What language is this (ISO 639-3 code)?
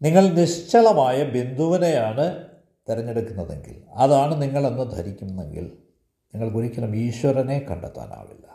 mal